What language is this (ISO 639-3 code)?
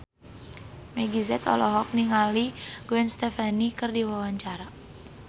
sun